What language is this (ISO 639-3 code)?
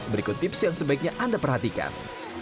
ind